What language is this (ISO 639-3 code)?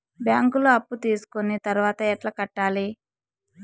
tel